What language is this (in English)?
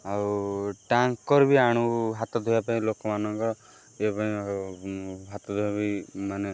Odia